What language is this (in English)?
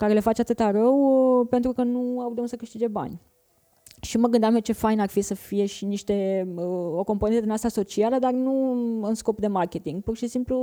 Romanian